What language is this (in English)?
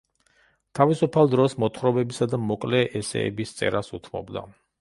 Georgian